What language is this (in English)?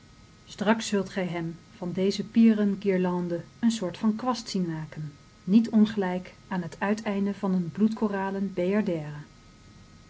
Dutch